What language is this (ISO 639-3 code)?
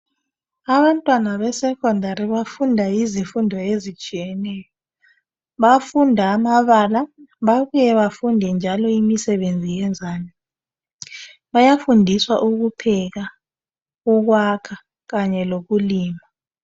nde